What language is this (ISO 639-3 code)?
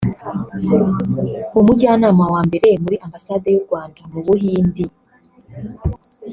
kin